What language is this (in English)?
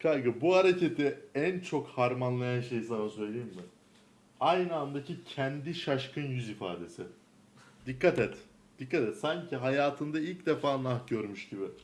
Turkish